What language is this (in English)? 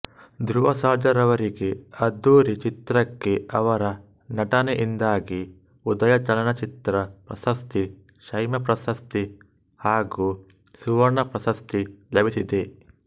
Kannada